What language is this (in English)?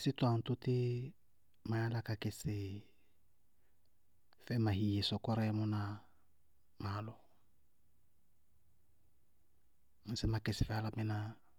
Bago-Kusuntu